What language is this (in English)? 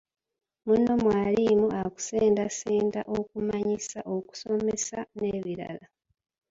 Ganda